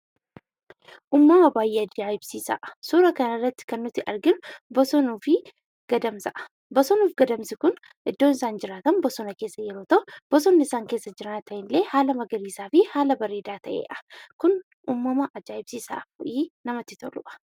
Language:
Oromo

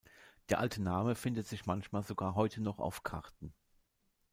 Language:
German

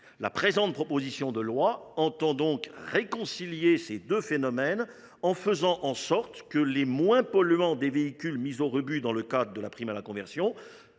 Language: French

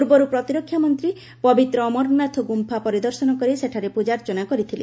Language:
Odia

